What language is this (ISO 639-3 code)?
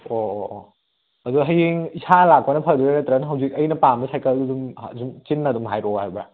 mni